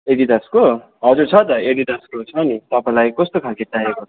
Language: Nepali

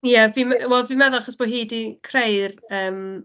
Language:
Welsh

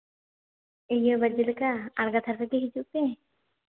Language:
Santali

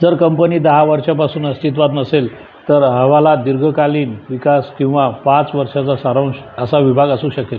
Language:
Marathi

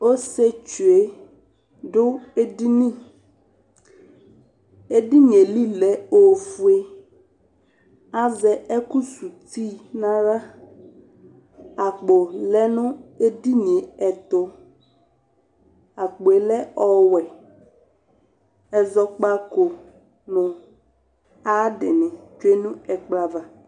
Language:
Ikposo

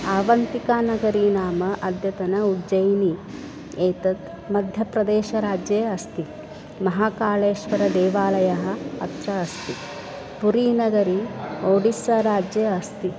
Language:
Sanskrit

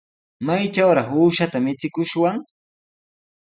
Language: Sihuas Ancash Quechua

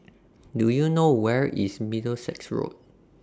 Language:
English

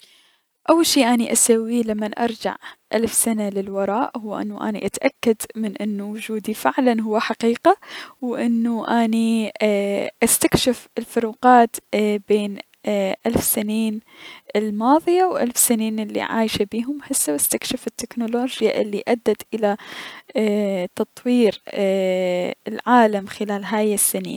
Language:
Mesopotamian Arabic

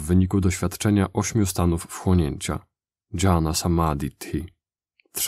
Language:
Polish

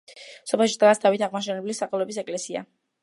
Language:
Georgian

